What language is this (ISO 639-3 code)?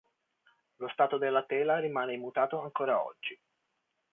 ita